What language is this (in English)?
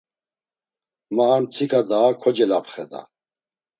Laz